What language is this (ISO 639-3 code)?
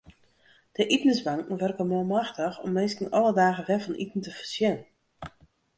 fry